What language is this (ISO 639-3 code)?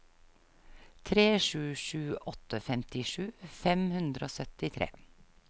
nor